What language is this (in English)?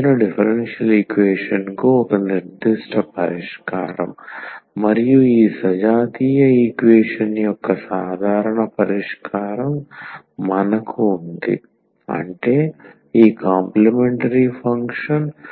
Telugu